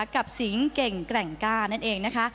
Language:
Thai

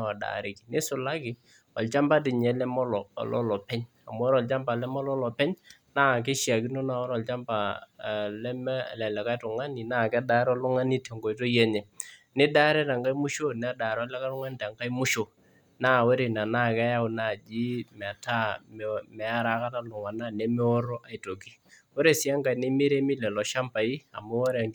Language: Masai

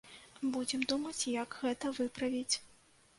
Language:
Belarusian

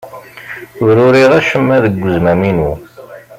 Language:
Kabyle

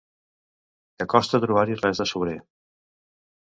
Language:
Catalan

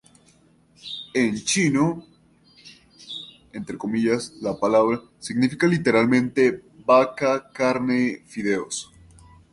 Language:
Spanish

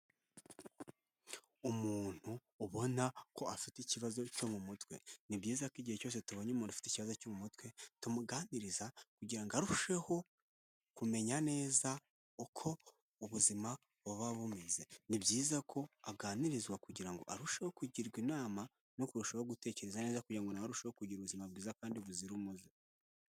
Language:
Kinyarwanda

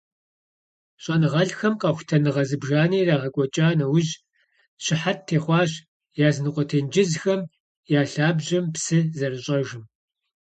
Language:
Kabardian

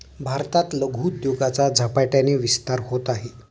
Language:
Marathi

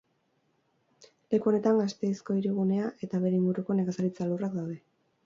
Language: Basque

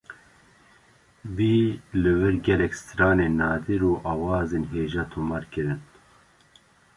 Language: Kurdish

